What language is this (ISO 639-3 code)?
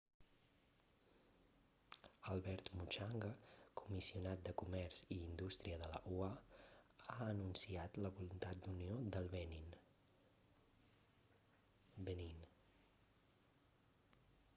cat